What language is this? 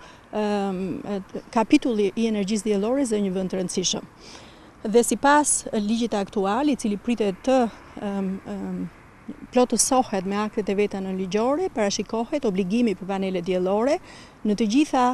English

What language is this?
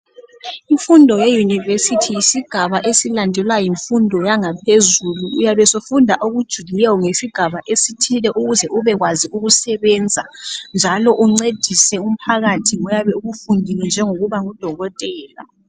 North Ndebele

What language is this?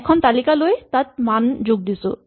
Assamese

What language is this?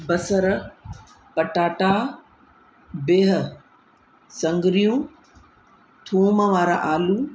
Sindhi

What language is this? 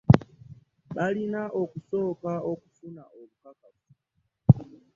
Ganda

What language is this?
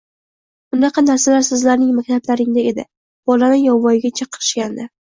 Uzbek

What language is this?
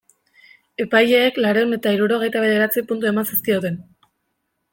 Basque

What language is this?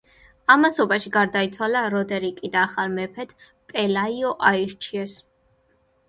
Georgian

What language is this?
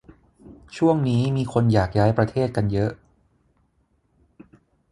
Thai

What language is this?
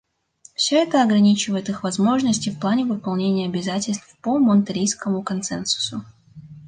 Russian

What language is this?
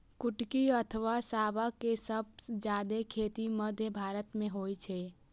Maithili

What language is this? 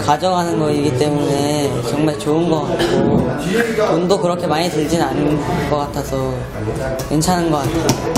Korean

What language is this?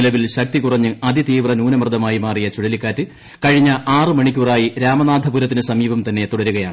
Malayalam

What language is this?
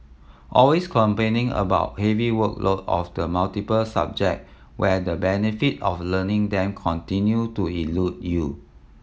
English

